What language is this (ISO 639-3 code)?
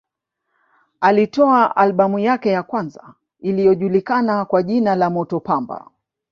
swa